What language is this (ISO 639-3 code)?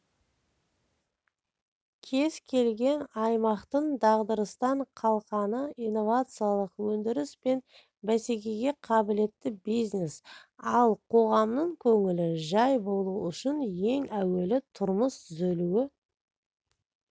kaz